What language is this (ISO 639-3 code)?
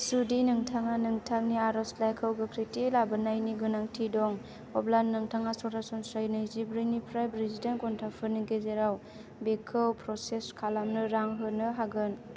brx